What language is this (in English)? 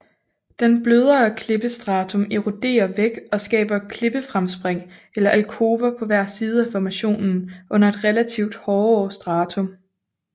Danish